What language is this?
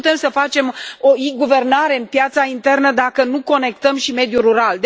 Romanian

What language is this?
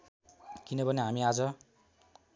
Nepali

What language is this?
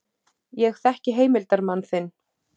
Icelandic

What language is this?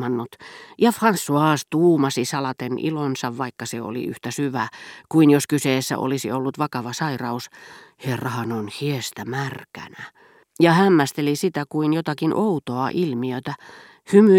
Finnish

